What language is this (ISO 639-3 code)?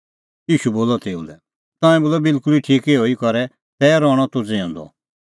kfx